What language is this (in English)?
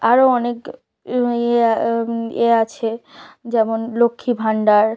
Bangla